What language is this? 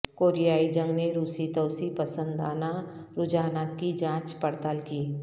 Urdu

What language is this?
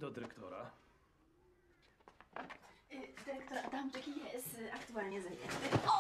Polish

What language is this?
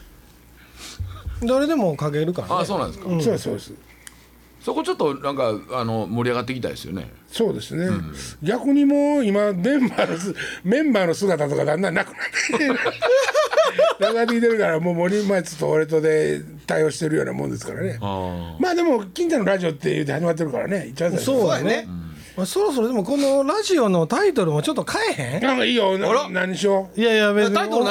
Japanese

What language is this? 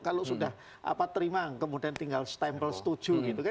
Indonesian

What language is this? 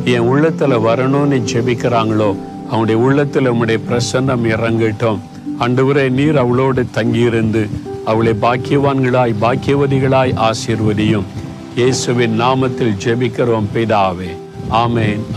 Tamil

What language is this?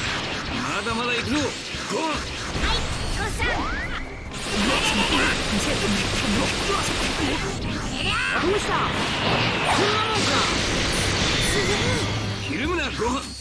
Japanese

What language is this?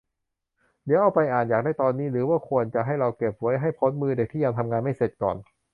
Thai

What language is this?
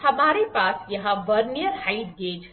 Hindi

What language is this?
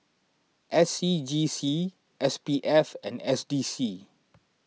English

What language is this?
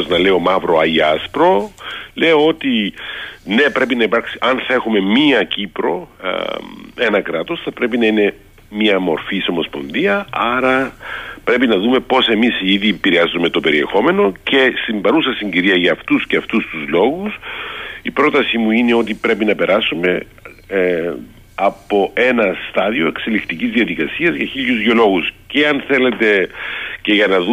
Greek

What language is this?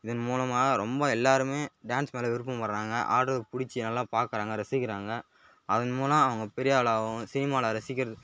Tamil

